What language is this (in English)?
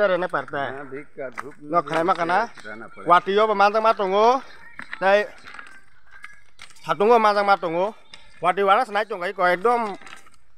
Thai